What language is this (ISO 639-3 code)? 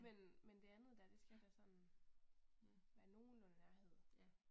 dan